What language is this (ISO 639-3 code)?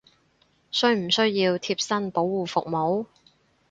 yue